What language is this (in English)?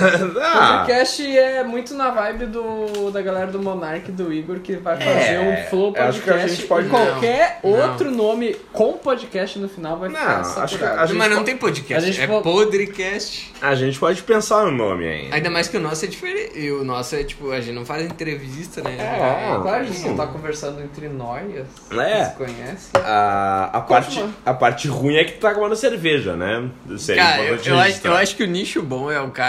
Portuguese